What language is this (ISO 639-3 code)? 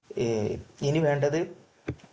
mal